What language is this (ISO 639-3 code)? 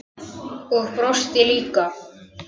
isl